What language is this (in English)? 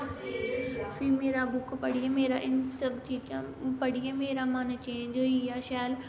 Dogri